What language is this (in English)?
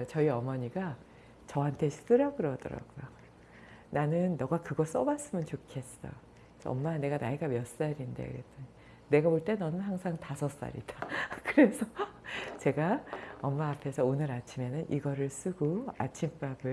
Korean